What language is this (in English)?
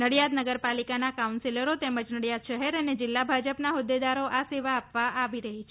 Gujarati